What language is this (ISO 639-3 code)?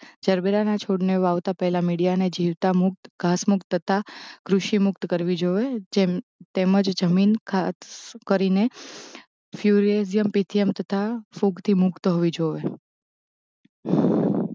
guj